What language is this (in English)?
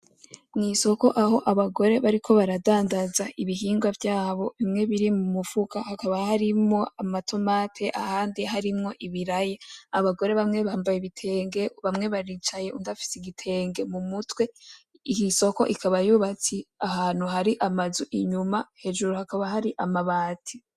Rundi